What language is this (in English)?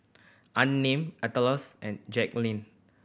English